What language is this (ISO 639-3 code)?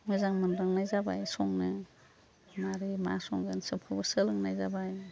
brx